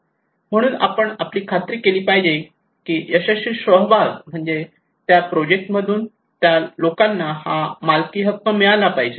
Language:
Marathi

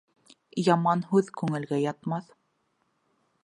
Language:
Bashkir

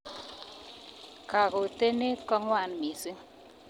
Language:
Kalenjin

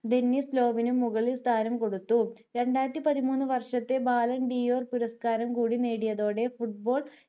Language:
Malayalam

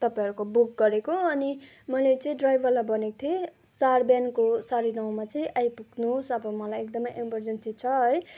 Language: Nepali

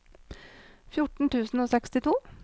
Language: Norwegian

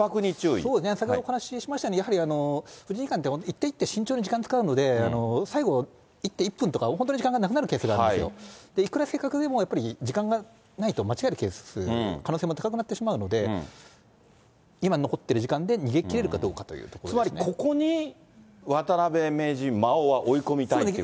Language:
Japanese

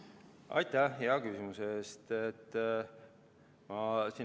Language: Estonian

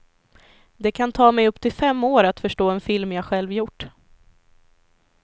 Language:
Swedish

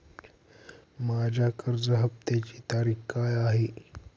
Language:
Marathi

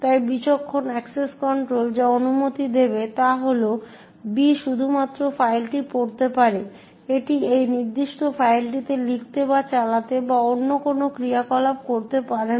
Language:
Bangla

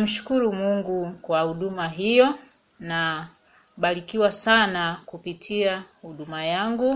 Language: Swahili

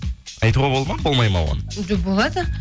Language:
Kazakh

